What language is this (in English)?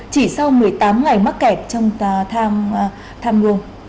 Vietnamese